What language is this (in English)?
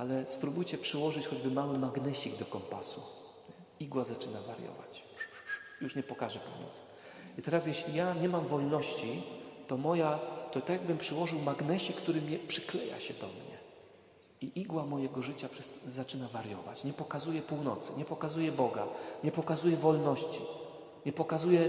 Polish